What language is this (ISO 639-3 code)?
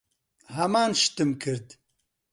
ckb